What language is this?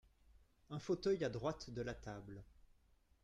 French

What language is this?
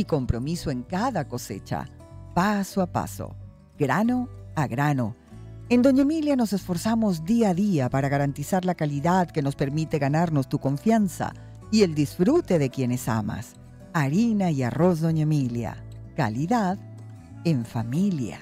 Spanish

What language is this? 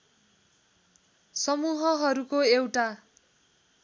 Nepali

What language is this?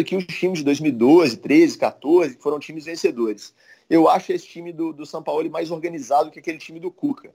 Portuguese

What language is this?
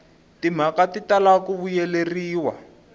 Tsonga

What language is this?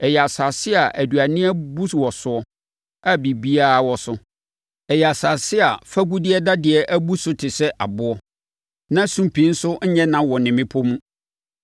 Akan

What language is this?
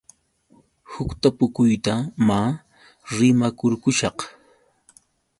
Yauyos Quechua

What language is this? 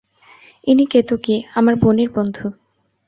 Bangla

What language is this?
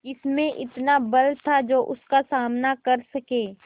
Hindi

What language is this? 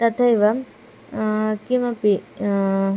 Sanskrit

